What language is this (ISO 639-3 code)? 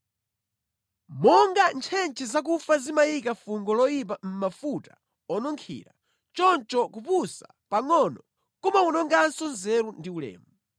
nya